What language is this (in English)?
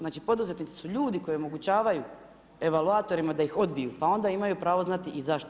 Croatian